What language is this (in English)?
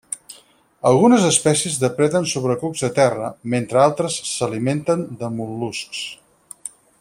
Catalan